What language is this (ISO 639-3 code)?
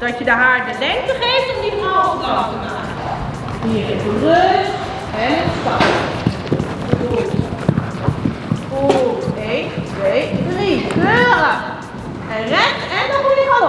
nld